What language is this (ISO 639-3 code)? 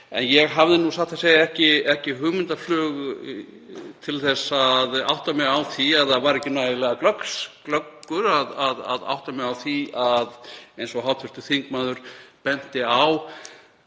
isl